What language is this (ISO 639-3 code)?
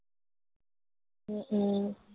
asm